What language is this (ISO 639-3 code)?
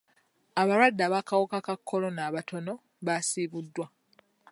lug